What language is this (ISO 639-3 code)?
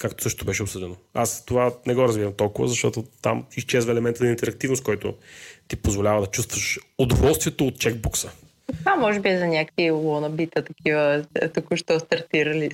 bul